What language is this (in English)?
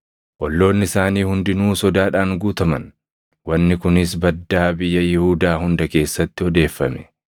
Oromo